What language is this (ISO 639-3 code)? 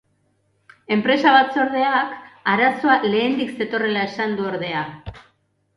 eus